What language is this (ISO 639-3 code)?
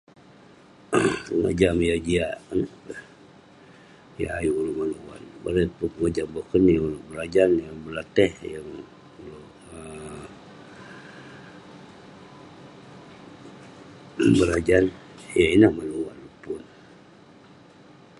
pne